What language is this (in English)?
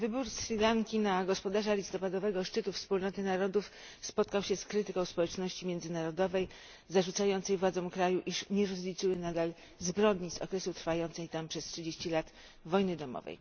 Polish